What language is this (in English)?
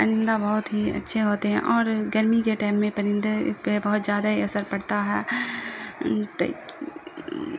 Urdu